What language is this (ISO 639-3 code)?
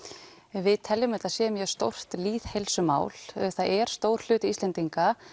isl